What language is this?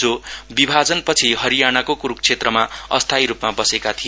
Nepali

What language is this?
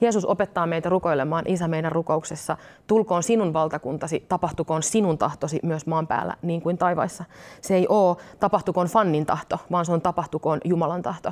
Finnish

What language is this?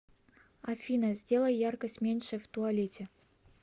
Russian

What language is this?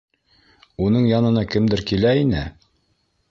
Bashkir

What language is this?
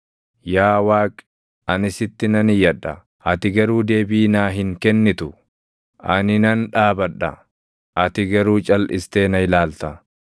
Oromo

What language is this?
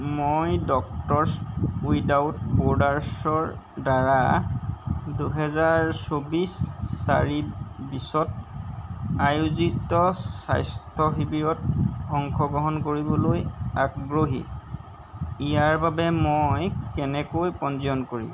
Assamese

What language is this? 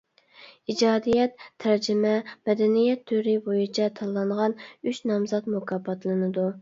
Uyghur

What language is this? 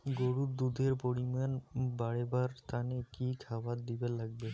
Bangla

